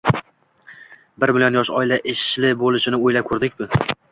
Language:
Uzbek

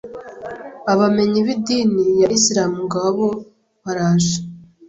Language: Kinyarwanda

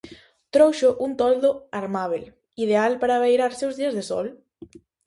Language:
Galician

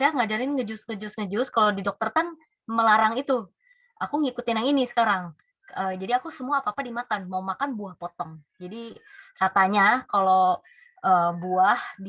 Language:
Indonesian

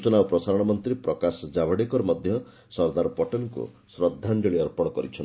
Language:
Odia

